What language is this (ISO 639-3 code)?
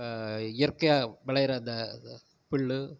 tam